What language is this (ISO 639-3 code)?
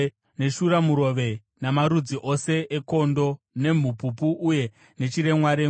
sna